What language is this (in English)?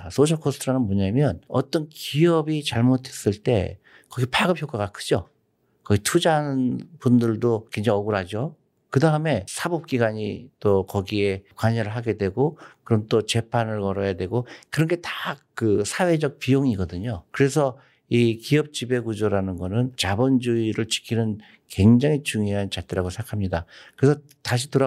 Korean